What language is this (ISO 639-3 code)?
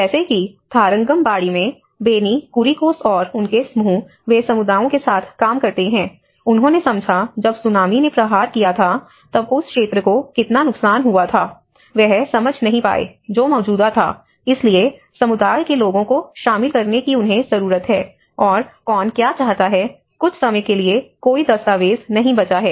hin